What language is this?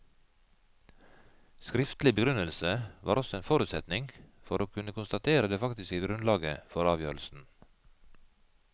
Norwegian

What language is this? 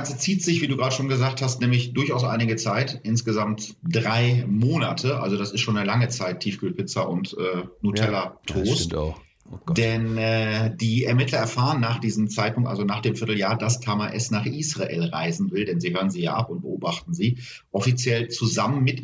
German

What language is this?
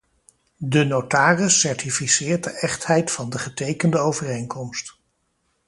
Dutch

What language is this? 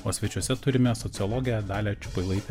Lithuanian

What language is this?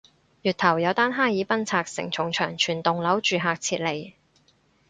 Cantonese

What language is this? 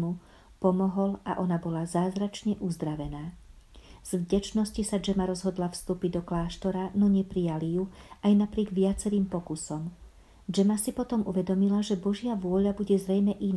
Slovak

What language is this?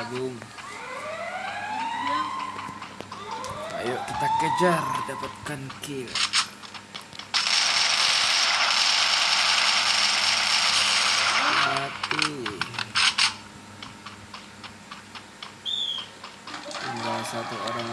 Indonesian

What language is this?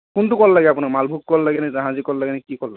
Assamese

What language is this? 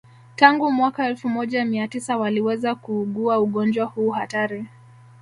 Swahili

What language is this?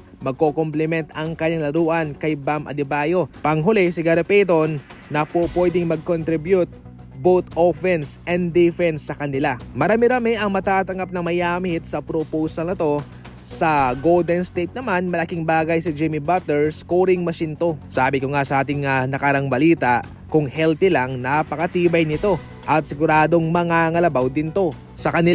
Filipino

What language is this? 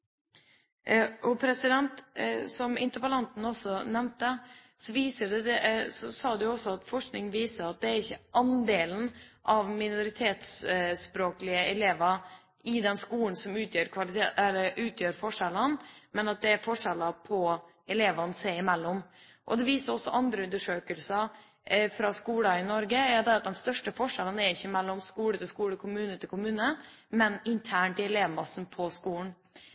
Norwegian Bokmål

